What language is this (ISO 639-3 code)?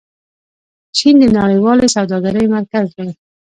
pus